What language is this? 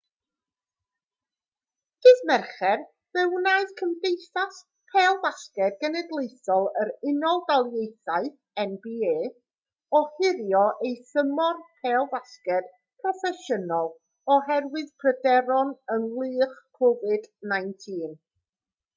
Welsh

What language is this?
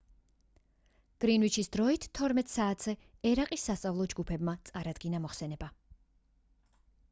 Georgian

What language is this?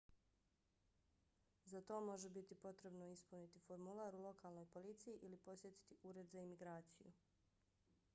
Bosnian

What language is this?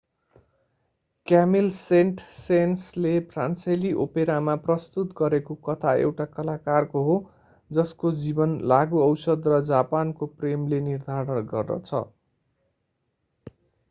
Nepali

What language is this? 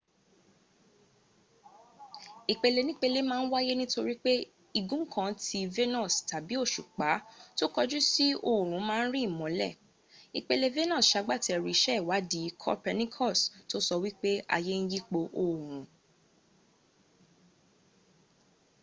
Yoruba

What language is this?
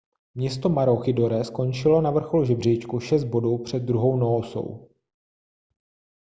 Czech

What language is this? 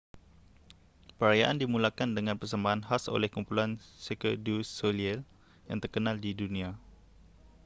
Malay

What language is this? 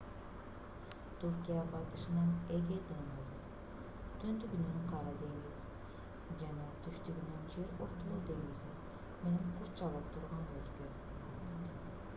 Kyrgyz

